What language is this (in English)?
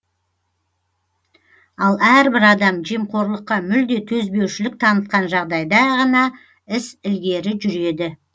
Kazakh